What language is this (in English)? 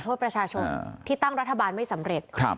Thai